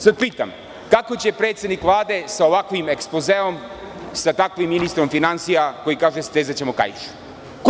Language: Serbian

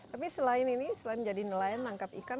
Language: Indonesian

